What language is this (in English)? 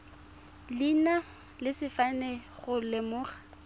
Tswana